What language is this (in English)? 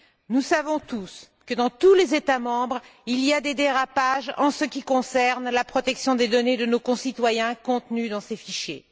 French